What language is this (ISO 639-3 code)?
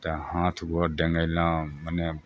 mai